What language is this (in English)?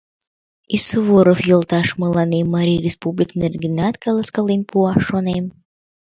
Mari